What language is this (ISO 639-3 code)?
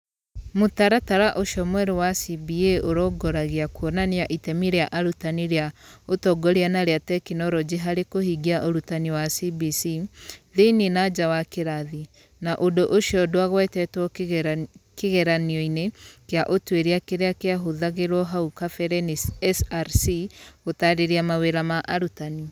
kik